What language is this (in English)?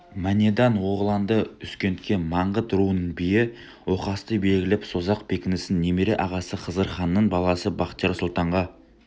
Kazakh